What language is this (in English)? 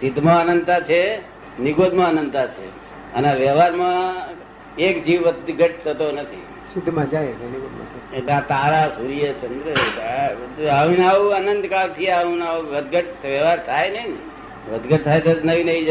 Gujarati